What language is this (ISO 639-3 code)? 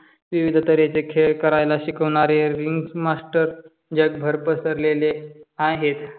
mar